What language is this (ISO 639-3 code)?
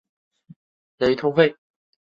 zho